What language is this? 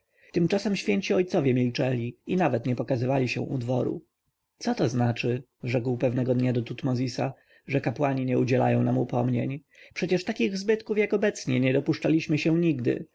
Polish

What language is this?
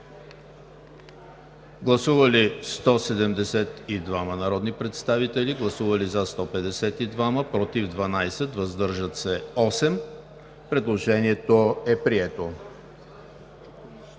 Bulgarian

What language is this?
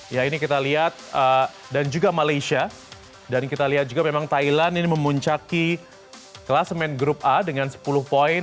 Indonesian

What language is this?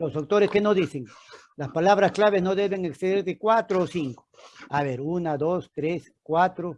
Spanish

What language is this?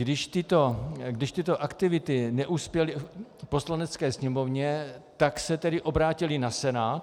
Czech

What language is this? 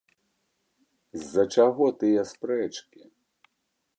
Belarusian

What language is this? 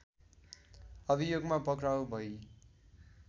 Nepali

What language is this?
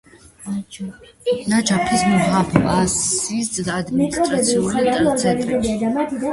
Georgian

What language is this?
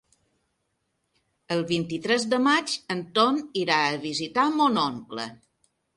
Catalan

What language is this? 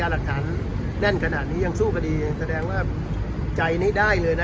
Thai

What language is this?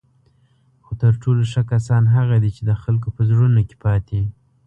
Pashto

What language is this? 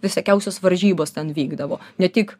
Lithuanian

